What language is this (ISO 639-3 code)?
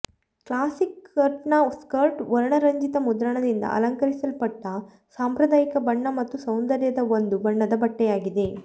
kan